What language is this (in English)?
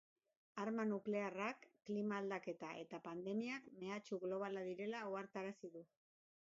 Basque